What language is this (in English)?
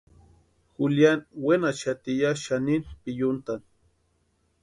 Western Highland Purepecha